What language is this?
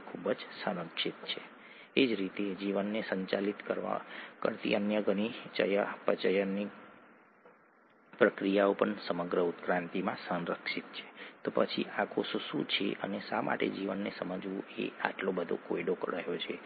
Gujarati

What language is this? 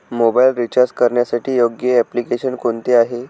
Marathi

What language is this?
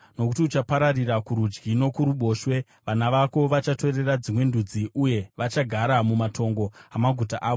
Shona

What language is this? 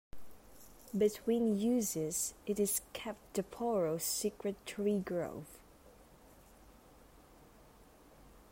English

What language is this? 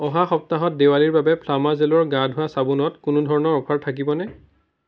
Assamese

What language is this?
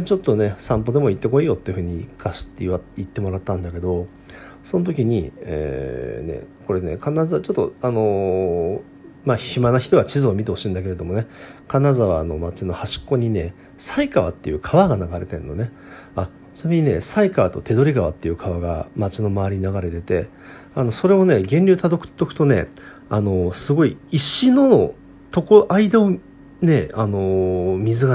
Japanese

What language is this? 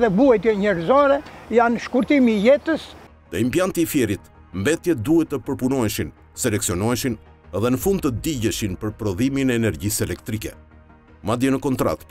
Romanian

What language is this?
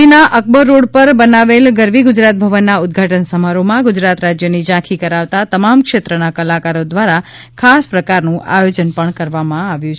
Gujarati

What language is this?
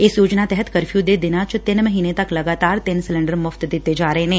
Punjabi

